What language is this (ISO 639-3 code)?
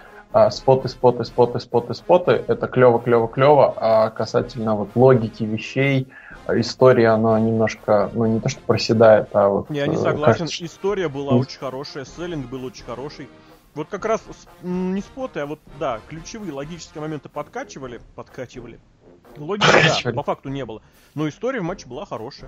rus